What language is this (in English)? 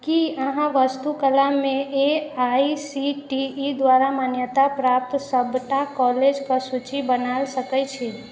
Maithili